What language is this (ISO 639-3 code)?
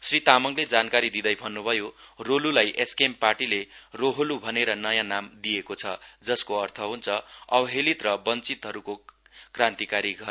nep